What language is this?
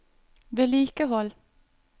Norwegian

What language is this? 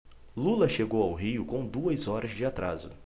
Portuguese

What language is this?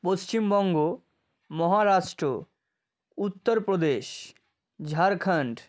Bangla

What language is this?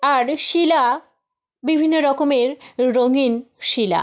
Bangla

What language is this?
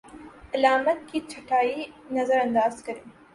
Urdu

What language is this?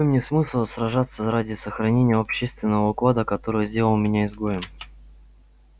Russian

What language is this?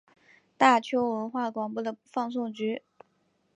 Chinese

